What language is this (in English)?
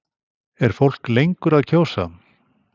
Icelandic